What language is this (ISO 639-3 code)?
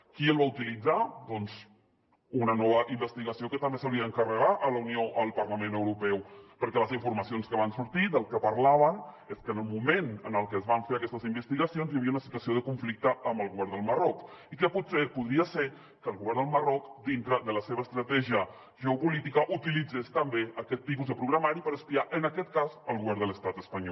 cat